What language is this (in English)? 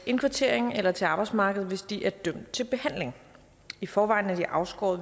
Danish